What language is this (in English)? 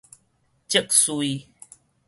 Min Nan Chinese